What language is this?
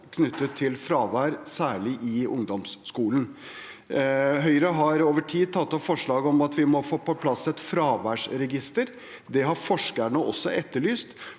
Norwegian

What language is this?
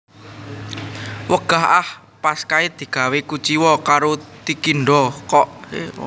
Javanese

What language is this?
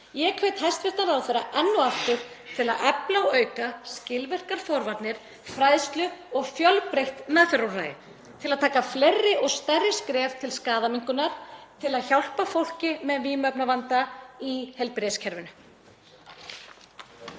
Icelandic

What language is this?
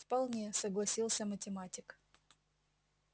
Russian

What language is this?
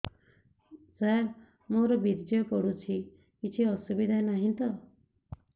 Odia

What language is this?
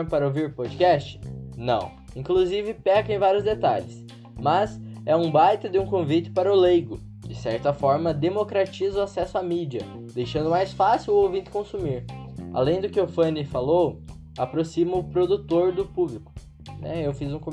Portuguese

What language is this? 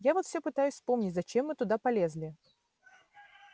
Russian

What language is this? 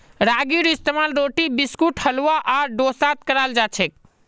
Magahi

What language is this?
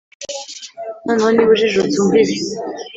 Kinyarwanda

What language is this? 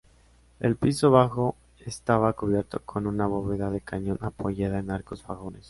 Spanish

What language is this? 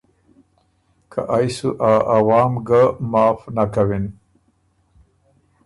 Ormuri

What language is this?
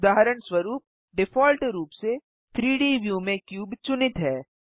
Hindi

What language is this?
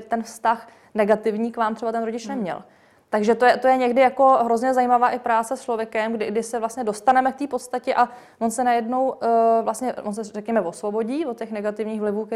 Czech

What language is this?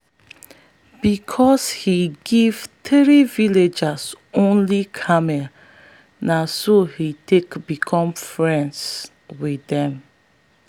Nigerian Pidgin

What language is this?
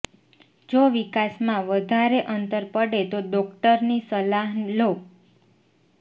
Gujarati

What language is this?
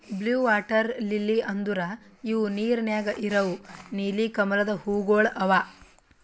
Kannada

